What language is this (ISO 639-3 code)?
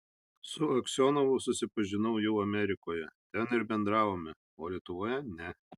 lit